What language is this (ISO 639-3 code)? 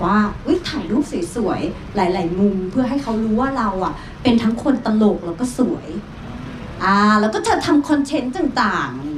tha